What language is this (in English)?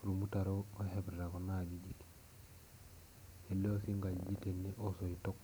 Masai